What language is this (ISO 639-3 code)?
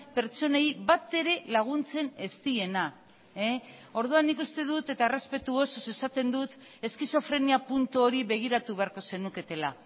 eus